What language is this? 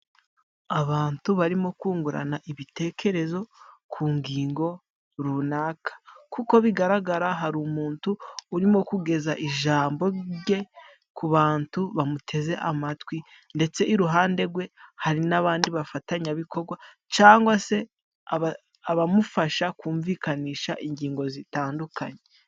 Kinyarwanda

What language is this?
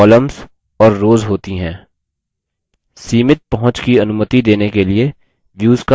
Hindi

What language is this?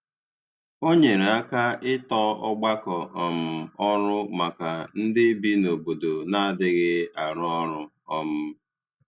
Igbo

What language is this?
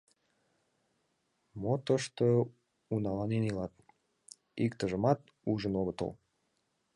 Mari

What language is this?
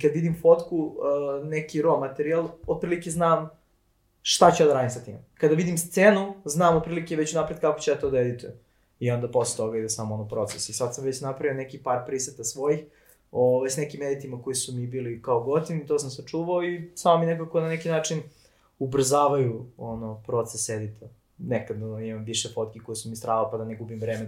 Croatian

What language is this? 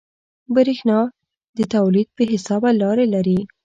Pashto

